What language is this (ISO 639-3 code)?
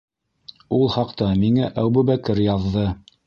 bak